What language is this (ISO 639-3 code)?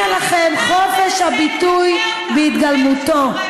heb